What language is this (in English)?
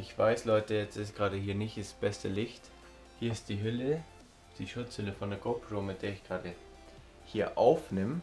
German